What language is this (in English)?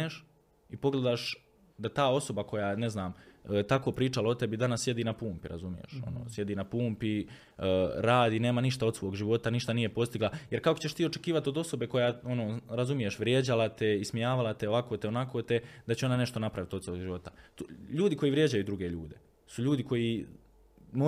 Croatian